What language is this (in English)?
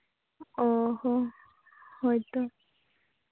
Santali